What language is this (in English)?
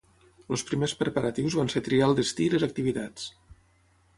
Catalan